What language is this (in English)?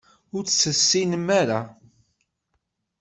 Kabyle